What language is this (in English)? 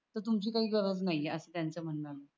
Marathi